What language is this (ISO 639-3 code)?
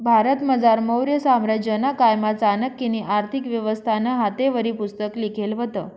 mar